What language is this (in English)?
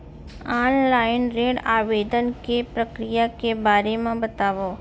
Chhattisgarhi